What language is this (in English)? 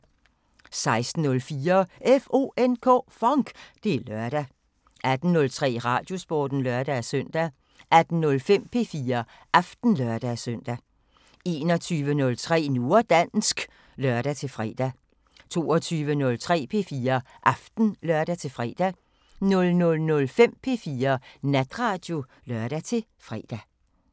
Danish